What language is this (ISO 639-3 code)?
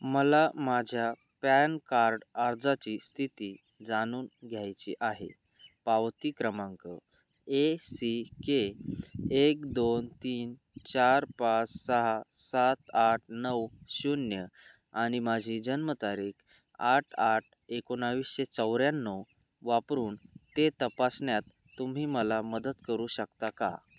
mar